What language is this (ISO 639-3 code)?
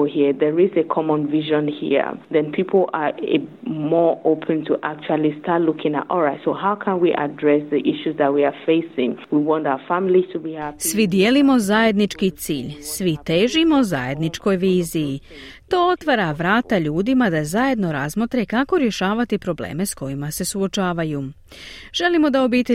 hrv